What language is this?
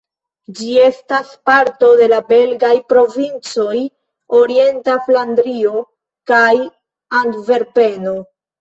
Esperanto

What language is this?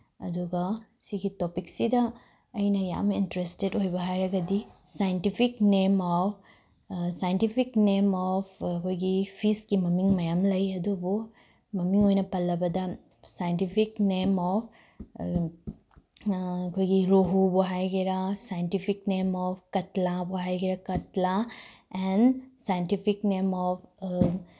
Manipuri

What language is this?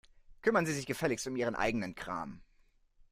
German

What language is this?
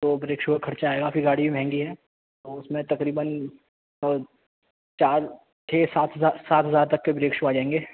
Urdu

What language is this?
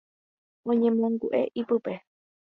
Guarani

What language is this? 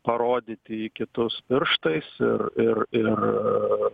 Lithuanian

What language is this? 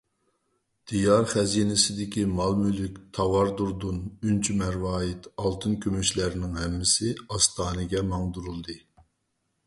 Uyghur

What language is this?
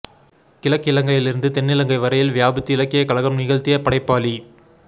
Tamil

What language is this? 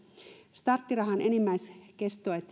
Finnish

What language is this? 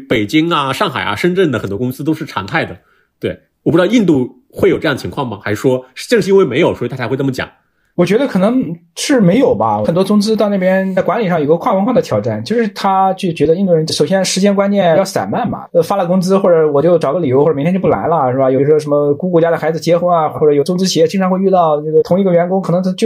Chinese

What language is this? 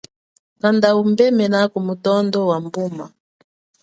Chokwe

